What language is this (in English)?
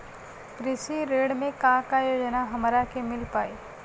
Bhojpuri